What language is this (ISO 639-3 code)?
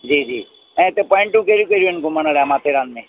snd